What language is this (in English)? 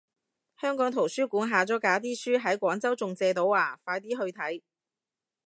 Cantonese